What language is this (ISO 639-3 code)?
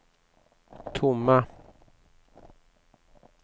swe